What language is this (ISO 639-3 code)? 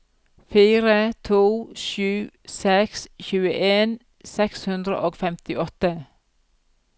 nor